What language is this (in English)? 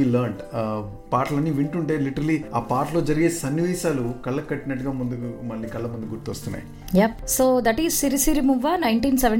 Telugu